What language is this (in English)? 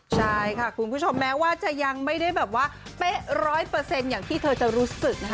Thai